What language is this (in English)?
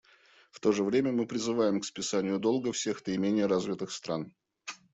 Russian